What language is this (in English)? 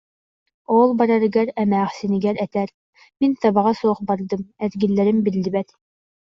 Yakut